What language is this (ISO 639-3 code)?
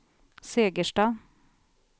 swe